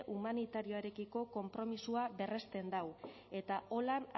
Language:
Basque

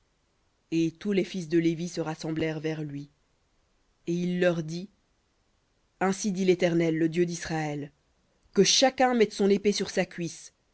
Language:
French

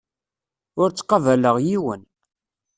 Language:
Kabyle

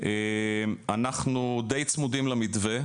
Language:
Hebrew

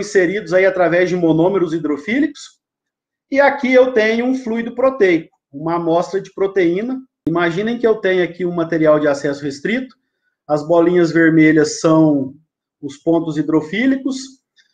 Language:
Portuguese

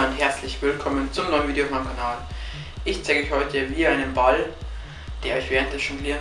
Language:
German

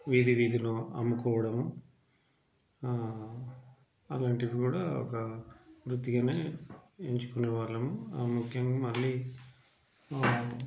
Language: Telugu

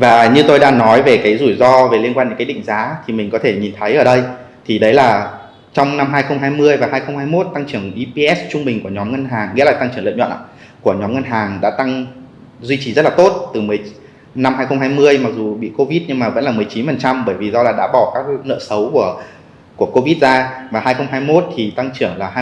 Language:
Vietnamese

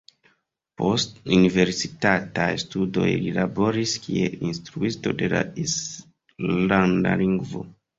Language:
Esperanto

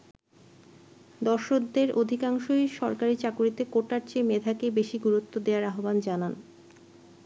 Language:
Bangla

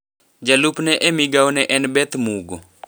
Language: Luo (Kenya and Tanzania)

